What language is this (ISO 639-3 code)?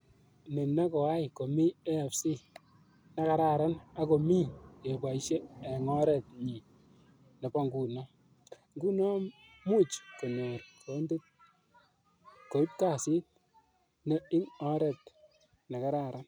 kln